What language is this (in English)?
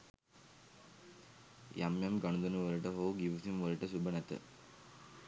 Sinhala